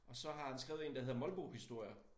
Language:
Danish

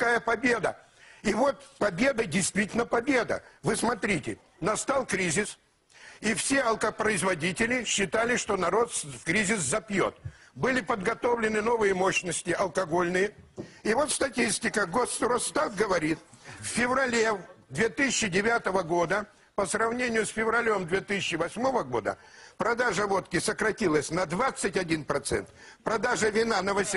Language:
Russian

